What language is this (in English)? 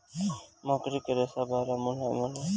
Bhojpuri